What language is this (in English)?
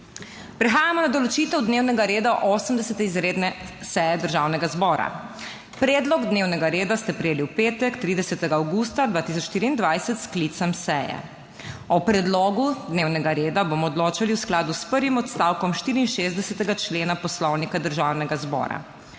Slovenian